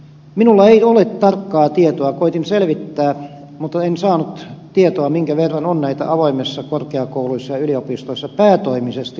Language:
Finnish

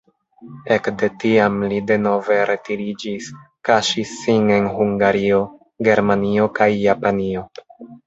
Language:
Esperanto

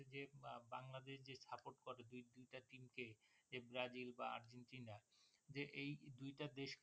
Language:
Bangla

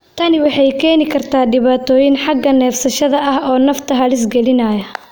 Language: Somali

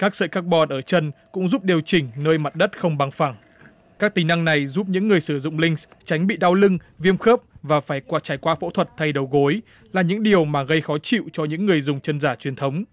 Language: Vietnamese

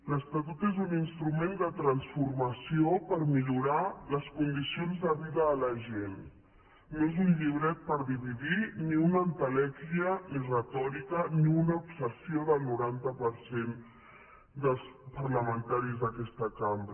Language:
Catalan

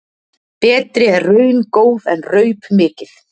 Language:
Icelandic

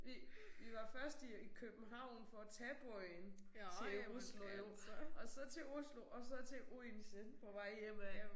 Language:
Danish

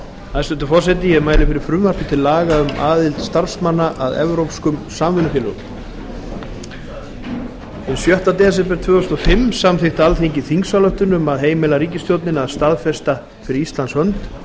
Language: Icelandic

